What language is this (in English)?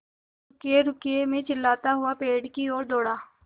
Hindi